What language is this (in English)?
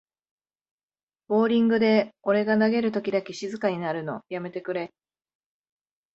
Japanese